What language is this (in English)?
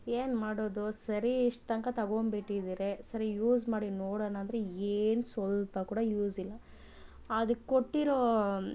Kannada